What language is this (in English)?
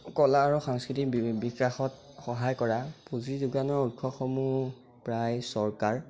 Assamese